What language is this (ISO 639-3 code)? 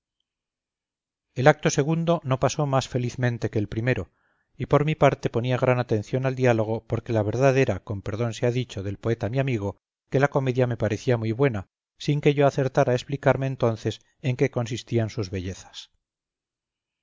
spa